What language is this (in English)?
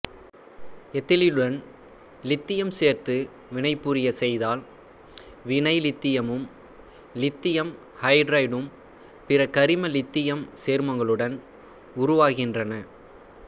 Tamil